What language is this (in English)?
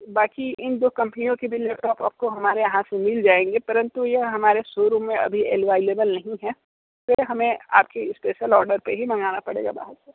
Hindi